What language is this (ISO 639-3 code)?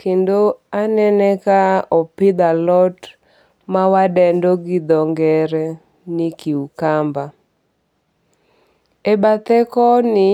luo